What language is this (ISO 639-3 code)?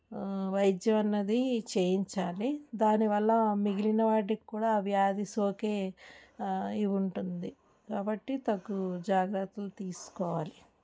tel